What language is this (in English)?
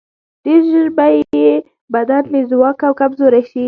Pashto